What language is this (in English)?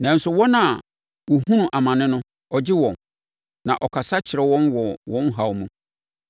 Akan